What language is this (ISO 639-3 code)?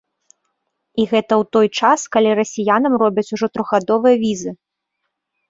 bel